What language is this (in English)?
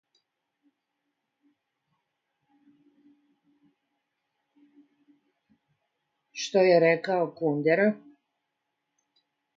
Serbian